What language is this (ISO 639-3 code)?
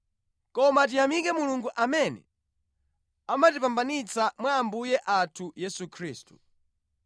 nya